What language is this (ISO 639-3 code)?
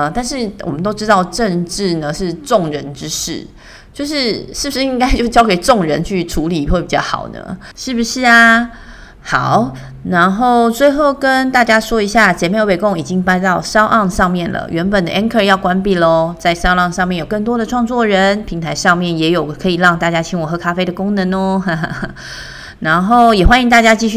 zho